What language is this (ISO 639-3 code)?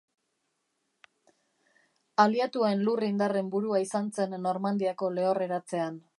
eus